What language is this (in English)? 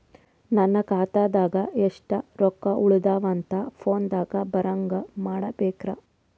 Kannada